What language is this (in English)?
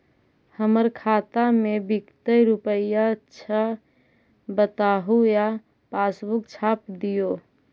Magahi